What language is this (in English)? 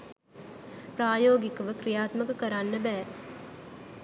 Sinhala